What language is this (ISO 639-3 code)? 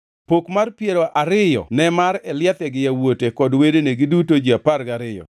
luo